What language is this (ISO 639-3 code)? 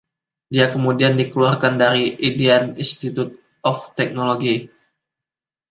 ind